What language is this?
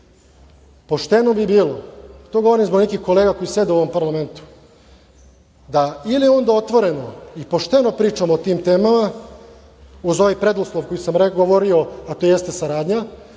Serbian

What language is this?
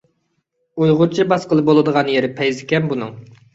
Uyghur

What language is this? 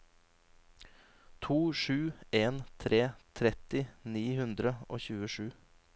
Norwegian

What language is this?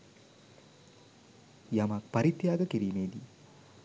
Sinhala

